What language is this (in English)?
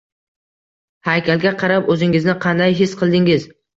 Uzbek